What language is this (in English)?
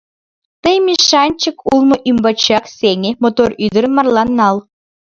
Mari